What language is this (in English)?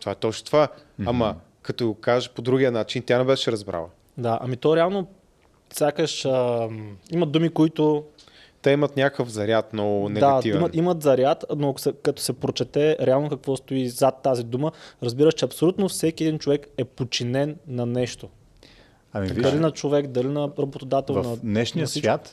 Bulgarian